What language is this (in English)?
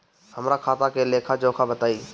Bhojpuri